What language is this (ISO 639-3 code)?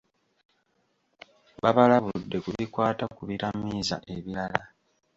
lug